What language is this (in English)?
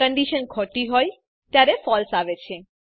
Gujarati